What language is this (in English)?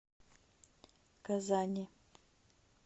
Russian